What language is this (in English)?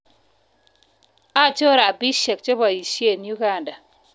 Kalenjin